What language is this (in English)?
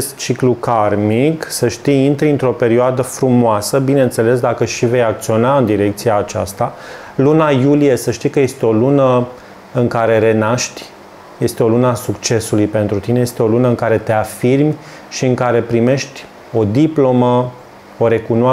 Romanian